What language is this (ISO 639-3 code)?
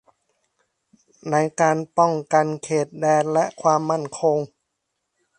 tha